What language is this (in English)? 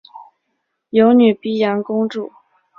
Chinese